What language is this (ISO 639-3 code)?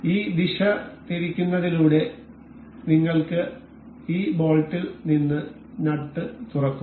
mal